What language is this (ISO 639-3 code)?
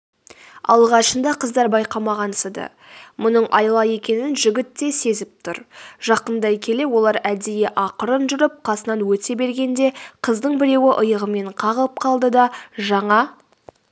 kaz